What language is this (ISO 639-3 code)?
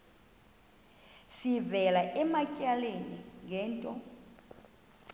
xho